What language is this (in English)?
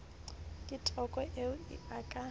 Southern Sotho